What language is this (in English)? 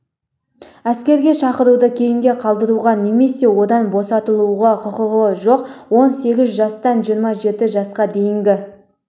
Kazakh